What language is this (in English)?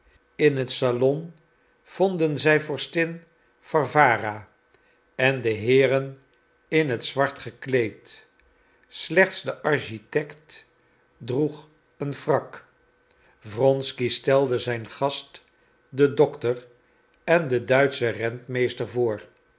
Dutch